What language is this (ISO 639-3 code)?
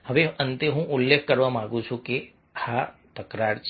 guj